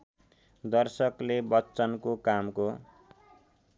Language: Nepali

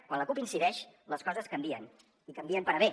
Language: Catalan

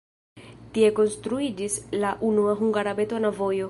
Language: Esperanto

